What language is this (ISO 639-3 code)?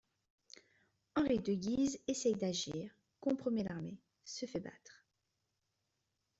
fra